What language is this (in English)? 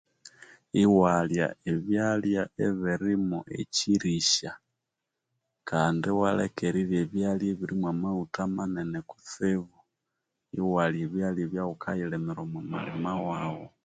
Konzo